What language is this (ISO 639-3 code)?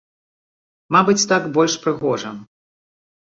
bel